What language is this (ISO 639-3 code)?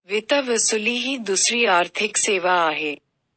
mar